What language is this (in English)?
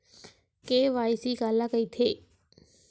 Chhattisgarhi